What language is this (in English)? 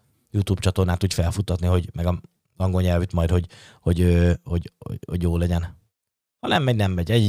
Hungarian